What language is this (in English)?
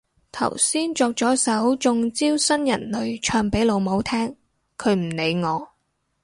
Cantonese